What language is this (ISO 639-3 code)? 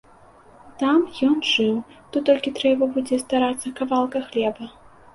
bel